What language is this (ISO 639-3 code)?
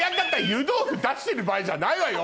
jpn